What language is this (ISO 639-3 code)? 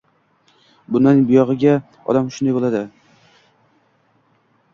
uzb